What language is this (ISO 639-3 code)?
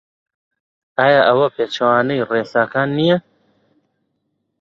ckb